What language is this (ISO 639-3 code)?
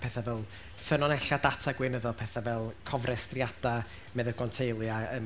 cym